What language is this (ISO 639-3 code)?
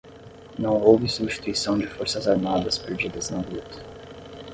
por